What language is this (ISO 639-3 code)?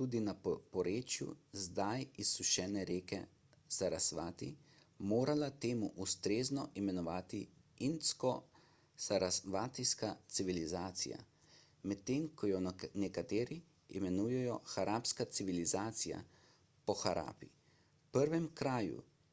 slv